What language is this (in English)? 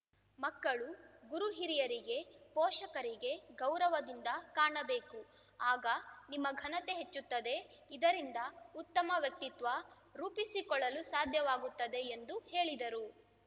Kannada